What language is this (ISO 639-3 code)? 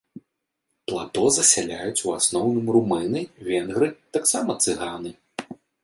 bel